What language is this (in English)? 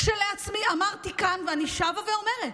Hebrew